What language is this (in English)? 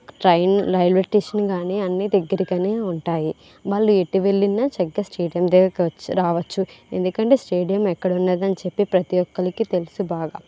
Telugu